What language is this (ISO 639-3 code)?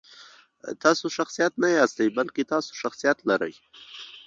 pus